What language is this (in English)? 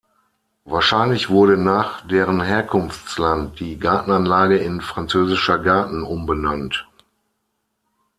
German